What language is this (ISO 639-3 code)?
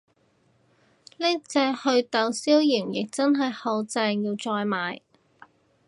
yue